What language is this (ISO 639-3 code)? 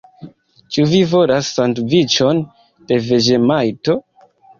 epo